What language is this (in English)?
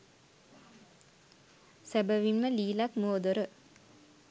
Sinhala